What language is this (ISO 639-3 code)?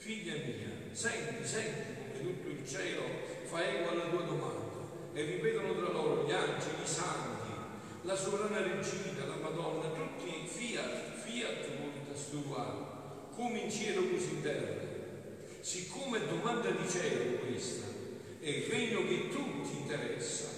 ita